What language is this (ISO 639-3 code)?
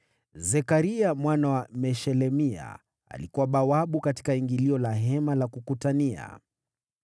swa